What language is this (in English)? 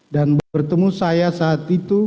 Indonesian